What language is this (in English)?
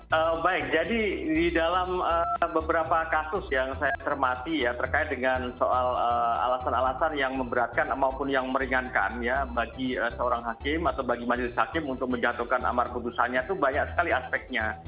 Indonesian